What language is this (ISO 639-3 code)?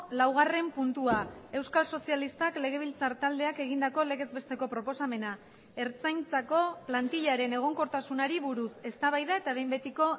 eus